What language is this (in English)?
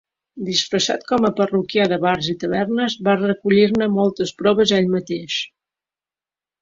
Catalan